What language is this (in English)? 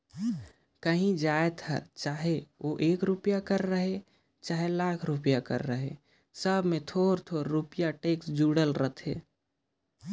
Chhattisgarhi